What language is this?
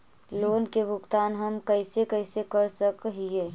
Magahi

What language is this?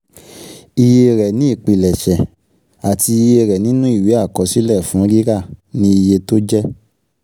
Yoruba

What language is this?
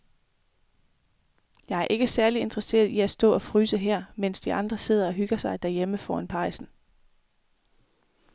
Danish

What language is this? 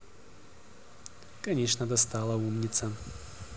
Russian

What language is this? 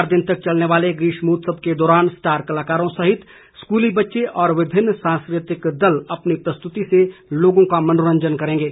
Hindi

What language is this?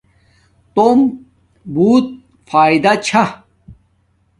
Domaaki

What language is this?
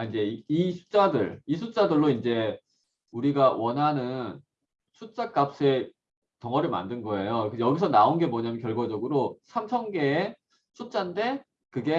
Korean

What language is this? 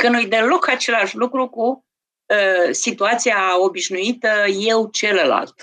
Romanian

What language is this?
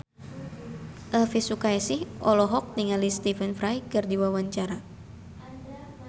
Sundanese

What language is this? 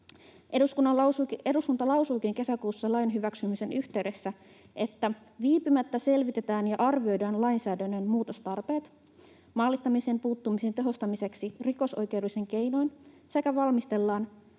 Finnish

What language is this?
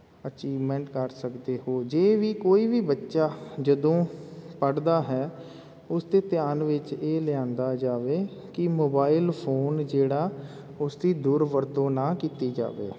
Punjabi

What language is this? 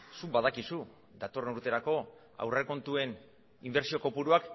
Basque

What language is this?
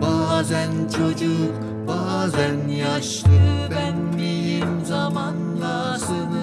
Turkish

